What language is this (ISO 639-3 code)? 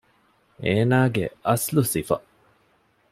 div